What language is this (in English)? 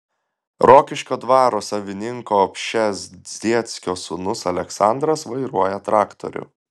Lithuanian